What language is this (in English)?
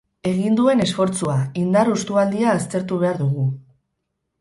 Basque